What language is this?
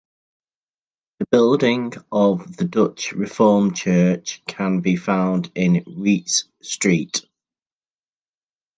English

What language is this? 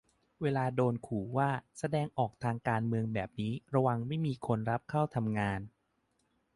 Thai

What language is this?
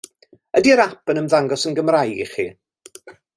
Welsh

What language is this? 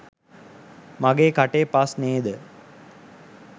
Sinhala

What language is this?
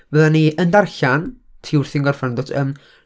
Welsh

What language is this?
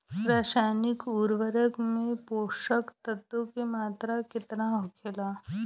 Bhojpuri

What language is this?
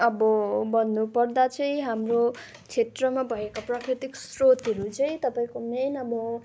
Nepali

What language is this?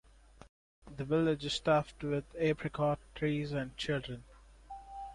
English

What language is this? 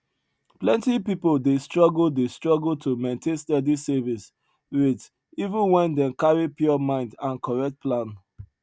Nigerian Pidgin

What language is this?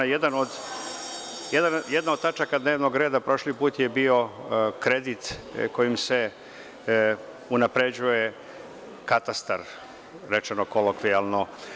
Serbian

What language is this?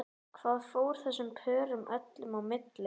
Icelandic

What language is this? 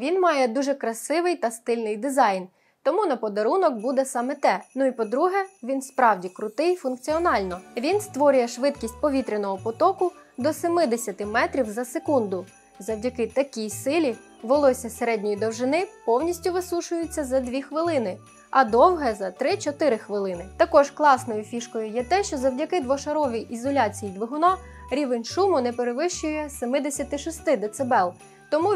Ukrainian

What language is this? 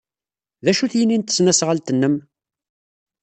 Kabyle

